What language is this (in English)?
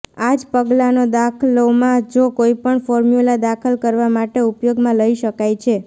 Gujarati